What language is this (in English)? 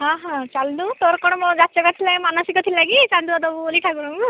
Odia